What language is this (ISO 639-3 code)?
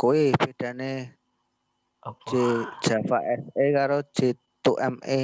ind